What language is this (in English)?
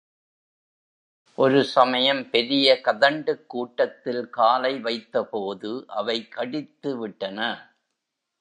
Tamil